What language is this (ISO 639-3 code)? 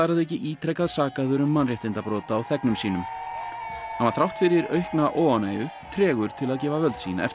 isl